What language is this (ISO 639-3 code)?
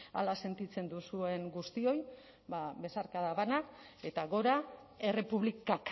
eus